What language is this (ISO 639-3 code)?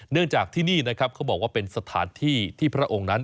tha